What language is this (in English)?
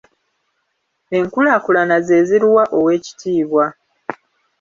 Ganda